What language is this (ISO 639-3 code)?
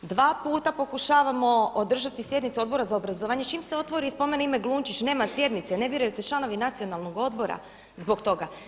hrv